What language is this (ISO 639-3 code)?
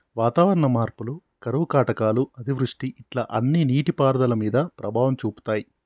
tel